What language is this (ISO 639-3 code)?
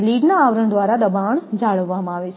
guj